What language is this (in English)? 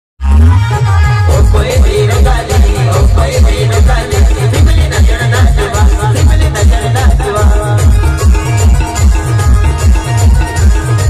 Arabic